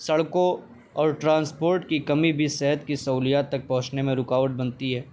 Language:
Urdu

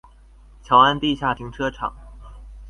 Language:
Chinese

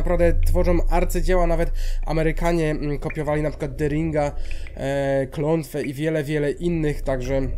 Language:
Polish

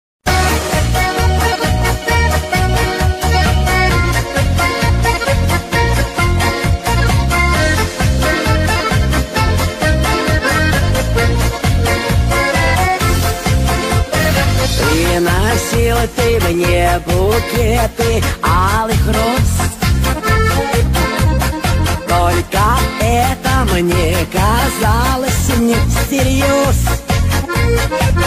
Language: Russian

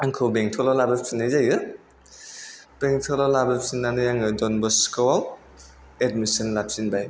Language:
Bodo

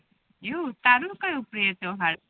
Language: Gujarati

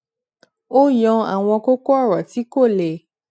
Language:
Yoruba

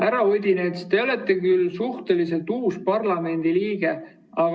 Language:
Estonian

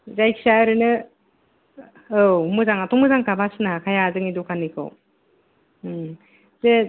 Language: Bodo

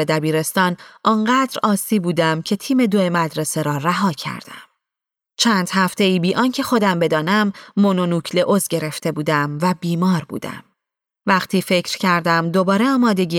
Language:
Persian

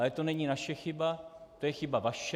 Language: Czech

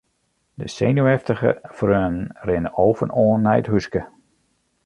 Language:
Western Frisian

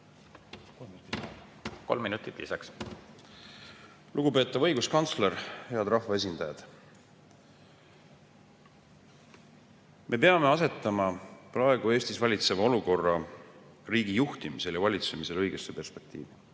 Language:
Estonian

